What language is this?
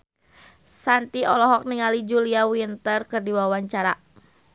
Sundanese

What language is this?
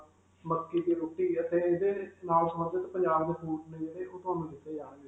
Punjabi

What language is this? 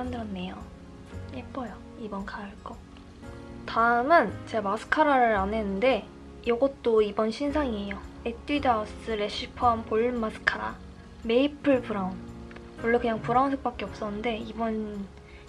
Korean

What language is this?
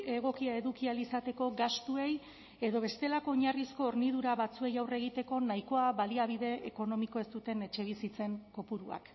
Basque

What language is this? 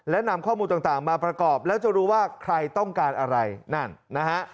Thai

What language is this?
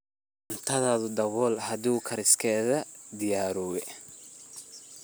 Somali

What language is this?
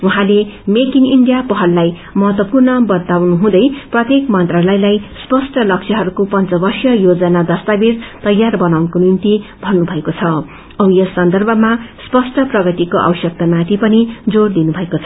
Nepali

